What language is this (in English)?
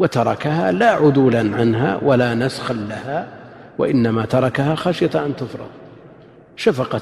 Arabic